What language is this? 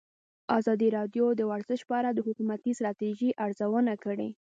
Pashto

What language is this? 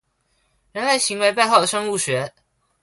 Chinese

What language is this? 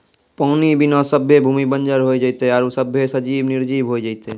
Maithili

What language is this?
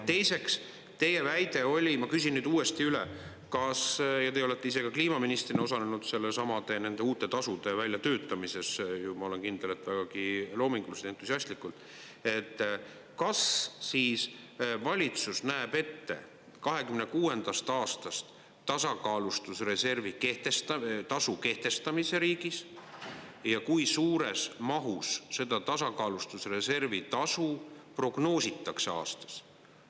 Estonian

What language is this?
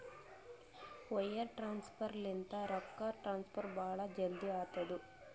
Kannada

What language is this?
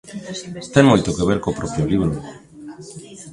Galician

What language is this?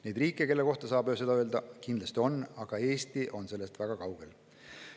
Estonian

